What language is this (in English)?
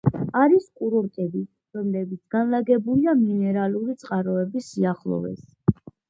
Georgian